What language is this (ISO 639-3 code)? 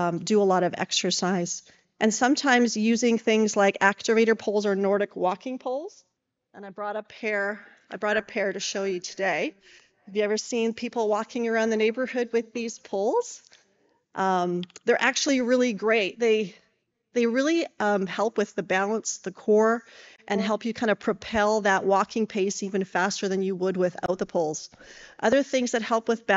eng